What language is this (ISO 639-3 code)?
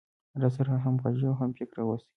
pus